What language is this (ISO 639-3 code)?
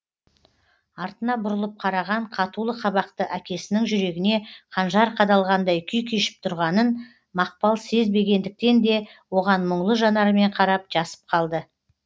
kaz